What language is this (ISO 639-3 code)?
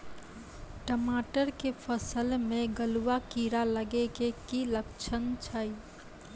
mai